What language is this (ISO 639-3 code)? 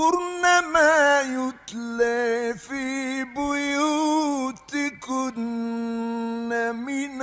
ara